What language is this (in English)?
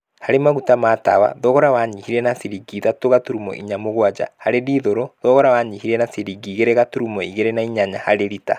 Kikuyu